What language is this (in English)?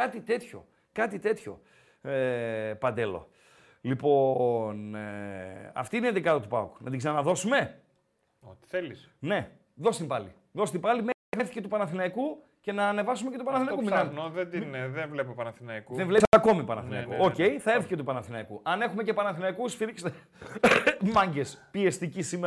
Greek